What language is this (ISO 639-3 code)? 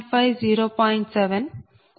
tel